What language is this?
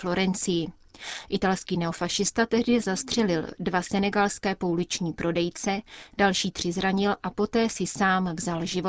Czech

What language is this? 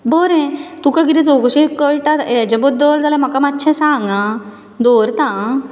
Konkani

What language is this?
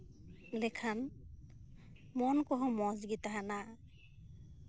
Santali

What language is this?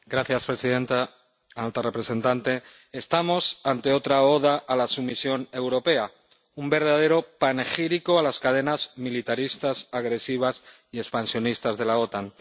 Spanish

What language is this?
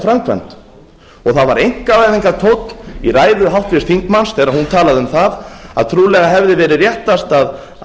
Icelandic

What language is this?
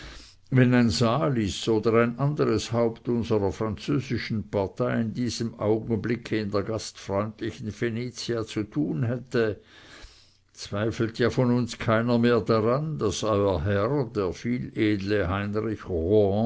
German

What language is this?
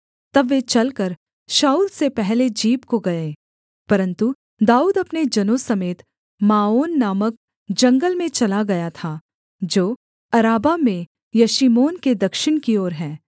Hindi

